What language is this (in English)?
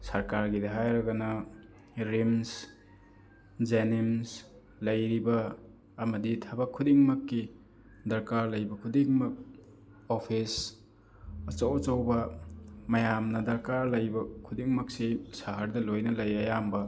Manipuri